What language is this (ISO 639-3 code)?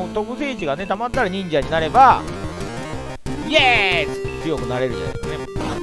jpn